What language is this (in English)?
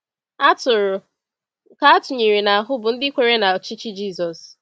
Igbo